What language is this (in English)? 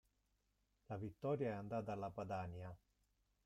Italian